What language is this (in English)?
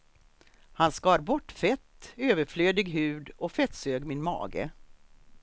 Swedish